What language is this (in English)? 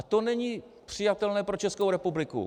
Czech